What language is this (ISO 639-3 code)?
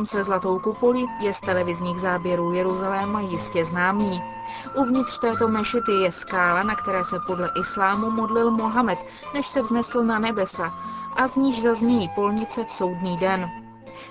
ces